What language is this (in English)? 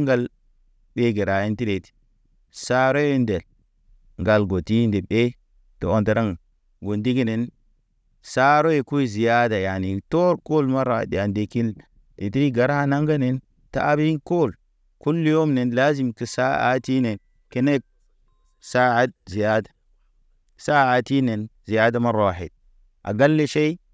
Naba